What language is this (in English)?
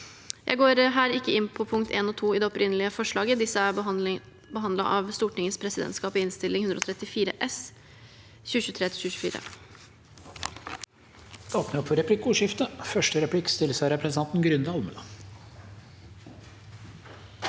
Norwegian